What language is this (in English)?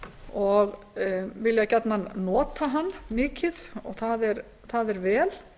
Icelandic